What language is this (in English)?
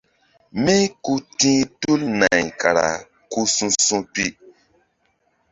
Mbum